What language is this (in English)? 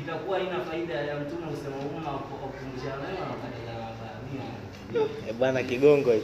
Swahili